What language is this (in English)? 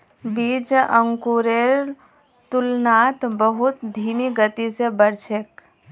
Magahi